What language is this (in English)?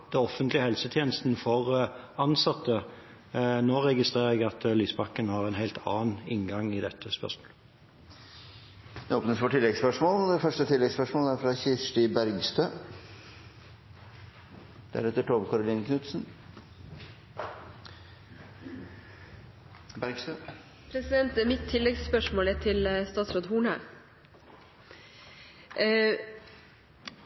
Norwegian Bokmål